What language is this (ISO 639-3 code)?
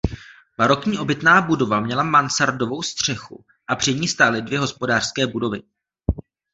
ces